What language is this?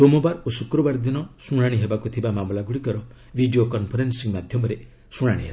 Odia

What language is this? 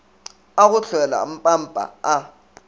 Northern Sotho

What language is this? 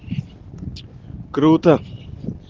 Russian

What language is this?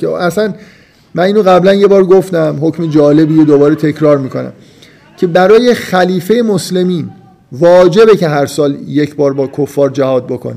Persian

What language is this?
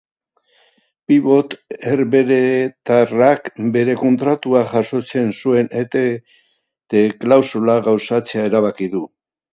Basque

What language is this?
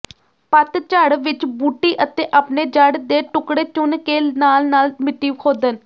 Punjabi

